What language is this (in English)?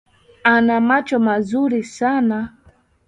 Swahili